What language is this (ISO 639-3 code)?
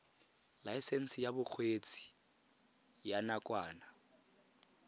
tsn